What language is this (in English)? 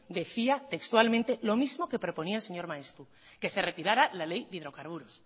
Spanish